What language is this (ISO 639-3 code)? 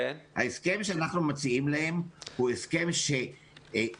heb